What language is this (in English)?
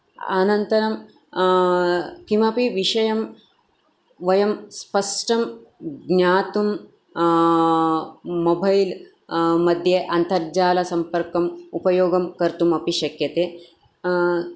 Sanskrit